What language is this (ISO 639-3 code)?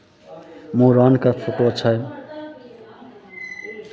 mai